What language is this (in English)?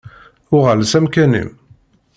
Kabyle